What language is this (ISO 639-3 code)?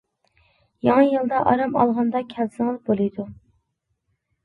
uig